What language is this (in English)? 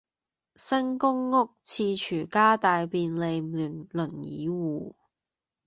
Cantonese